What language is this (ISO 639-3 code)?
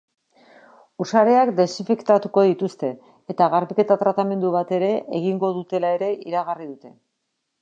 eus